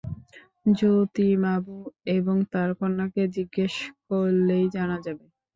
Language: Bangla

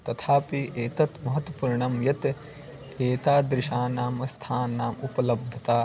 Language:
Sanskrit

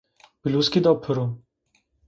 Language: Zaza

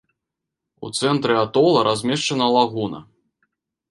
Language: Belarusian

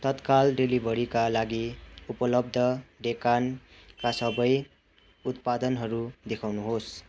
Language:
Nepali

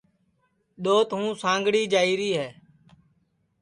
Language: Sansi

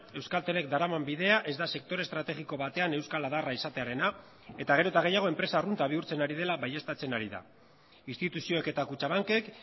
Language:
Basque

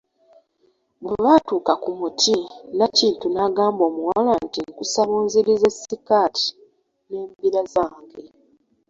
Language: Ganda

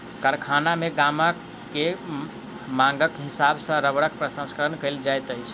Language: Maithili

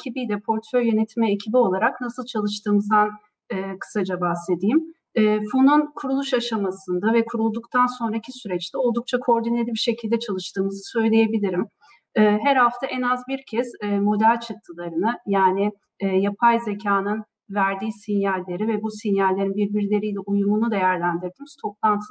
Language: Turkish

